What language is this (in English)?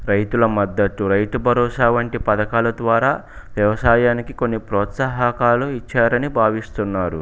Telugu